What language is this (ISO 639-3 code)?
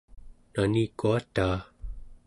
esu